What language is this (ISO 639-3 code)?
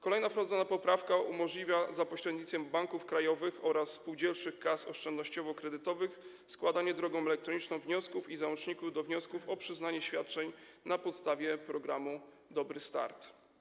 pol